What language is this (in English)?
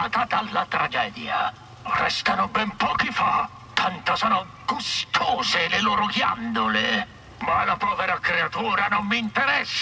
Italian